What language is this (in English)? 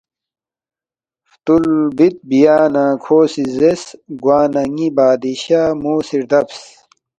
Balti